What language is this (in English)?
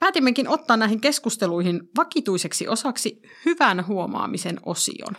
Finnish